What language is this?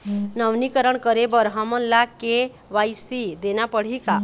Chhattisgarhi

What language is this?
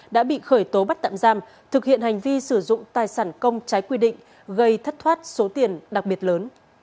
Vietnamese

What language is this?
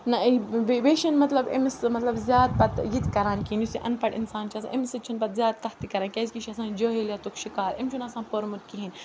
Kashmiri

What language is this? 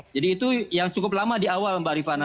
Indonesian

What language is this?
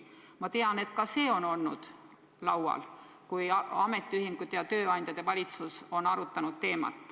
Estonian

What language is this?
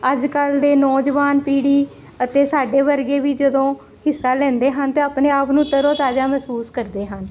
Punjabi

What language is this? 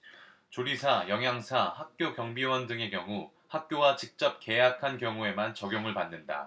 Korean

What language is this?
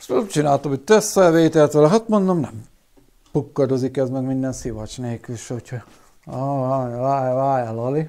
Hungarian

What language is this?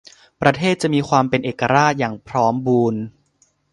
Thai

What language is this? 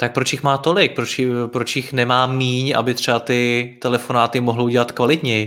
Czech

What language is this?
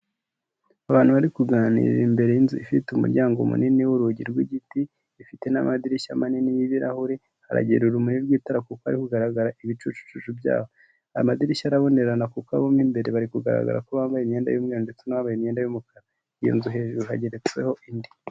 Kinyarwanda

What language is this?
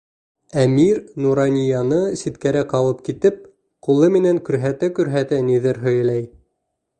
Bashkir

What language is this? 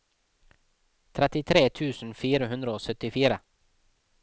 Norwegian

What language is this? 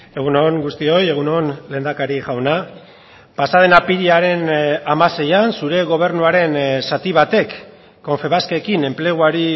Basque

